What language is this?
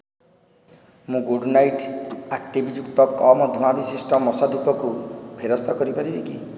Odia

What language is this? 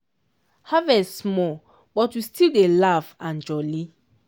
Nigerian Pidgin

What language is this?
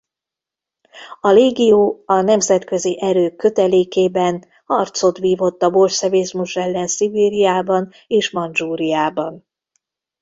Hungarian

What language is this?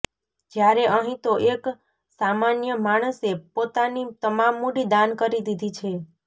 Gujarati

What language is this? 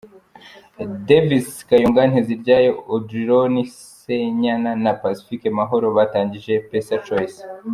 Kinyarwanda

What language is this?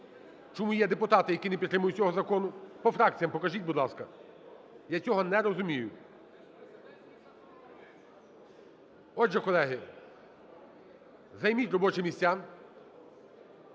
Ukrainian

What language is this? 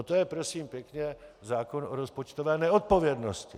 Czech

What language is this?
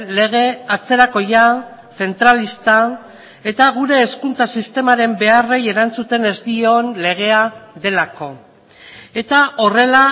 Basque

